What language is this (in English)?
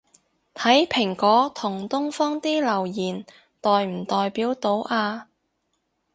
Cantonese